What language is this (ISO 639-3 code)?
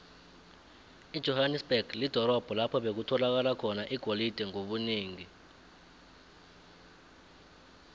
nbl